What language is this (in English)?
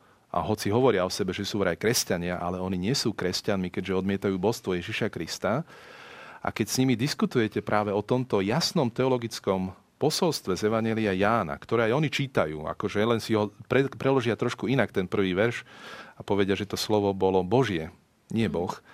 Slovak